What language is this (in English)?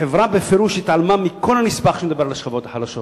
Hebrew